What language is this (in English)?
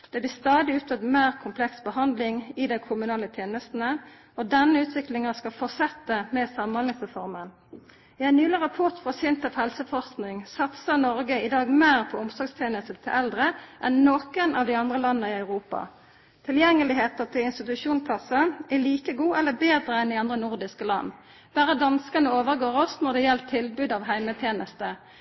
Norwegian Nynorsk